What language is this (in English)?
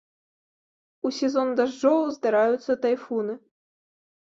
Belarusian